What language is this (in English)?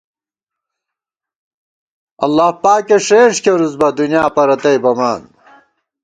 Gawar-Bati